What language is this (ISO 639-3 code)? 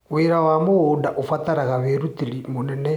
kik